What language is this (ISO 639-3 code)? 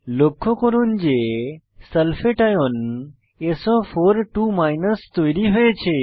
ben